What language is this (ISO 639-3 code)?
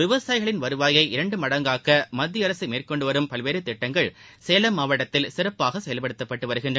tam